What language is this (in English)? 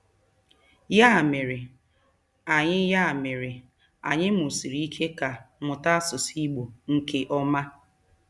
Igbo